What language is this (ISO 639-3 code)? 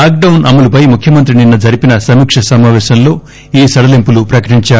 tel